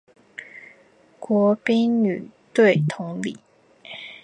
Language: Chinese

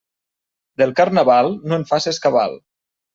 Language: Catalan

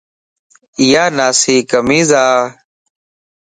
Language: Lasi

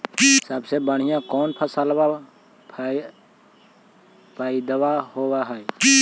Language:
Magahi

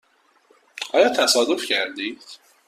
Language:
Persian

